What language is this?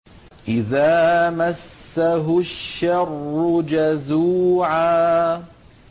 Arabic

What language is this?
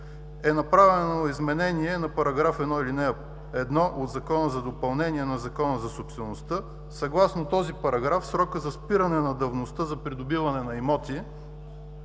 Bulgarian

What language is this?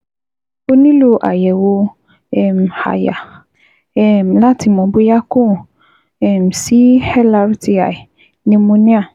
Yoruba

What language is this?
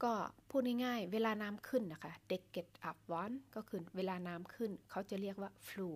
Thai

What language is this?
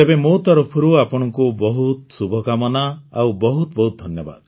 Odia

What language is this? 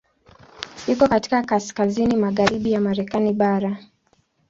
Swahili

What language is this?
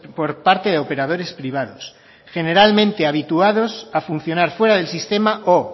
Spanish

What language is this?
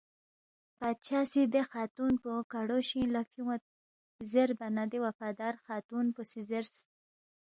Balti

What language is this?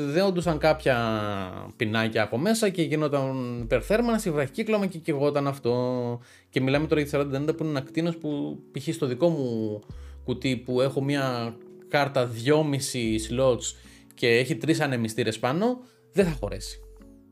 Greek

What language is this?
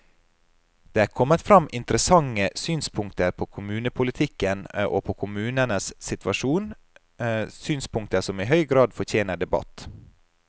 Norwegian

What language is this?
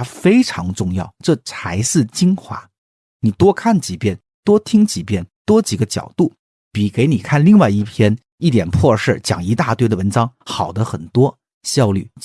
Chinese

